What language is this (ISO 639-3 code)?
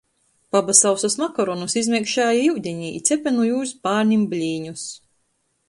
ltg